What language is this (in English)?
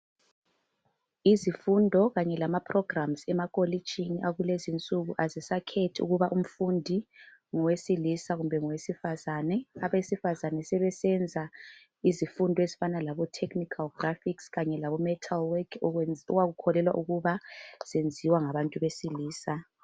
North Ndebele